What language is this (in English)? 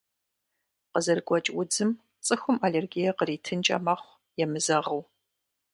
Kabardian